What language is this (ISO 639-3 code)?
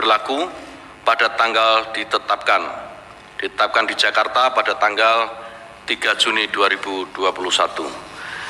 ind